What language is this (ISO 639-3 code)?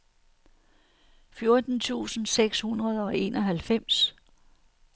dan